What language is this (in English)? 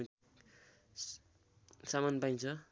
Nepali